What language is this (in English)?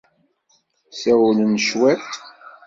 Kabyle